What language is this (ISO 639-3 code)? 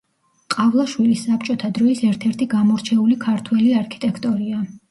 kat